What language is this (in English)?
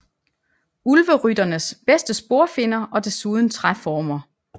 Danish